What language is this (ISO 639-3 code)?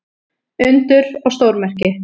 isl